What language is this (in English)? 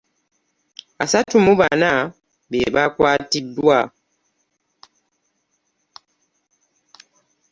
Ganda